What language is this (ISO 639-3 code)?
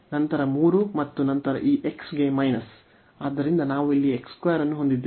kan